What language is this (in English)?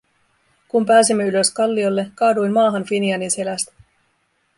Finnish